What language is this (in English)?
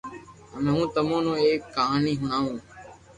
Loarki